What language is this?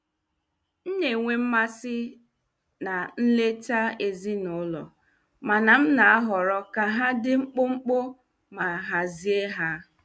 Igbo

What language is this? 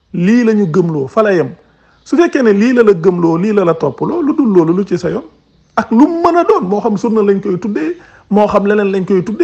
French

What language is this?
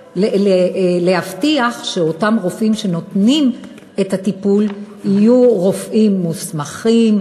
Hebrew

